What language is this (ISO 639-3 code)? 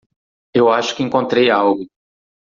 por